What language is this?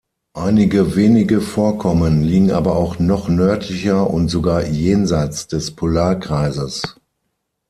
German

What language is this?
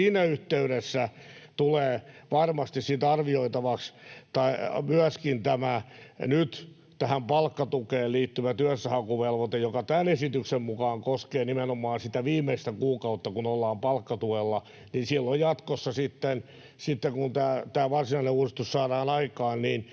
Finnish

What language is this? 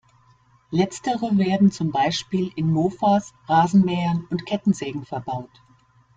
German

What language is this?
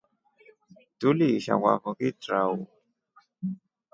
Rombo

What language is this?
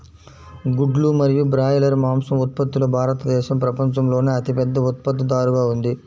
Telugu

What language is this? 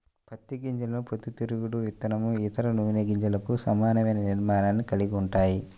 Telugu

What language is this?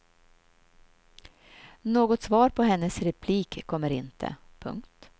Swedish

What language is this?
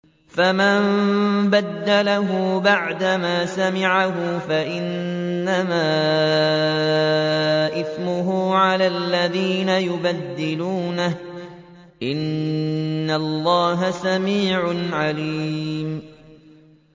Arabic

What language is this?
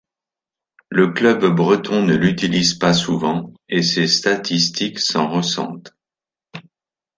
French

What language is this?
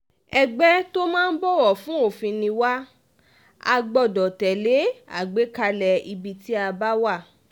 Yoruba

